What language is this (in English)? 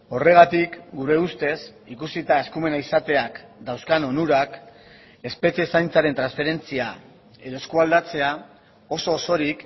Basque